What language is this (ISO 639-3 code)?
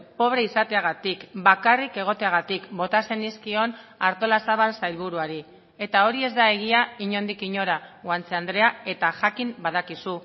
eus